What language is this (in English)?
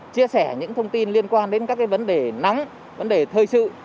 Vietnamese